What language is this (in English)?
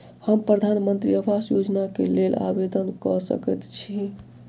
Maithili